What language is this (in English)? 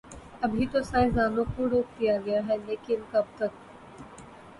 Urdu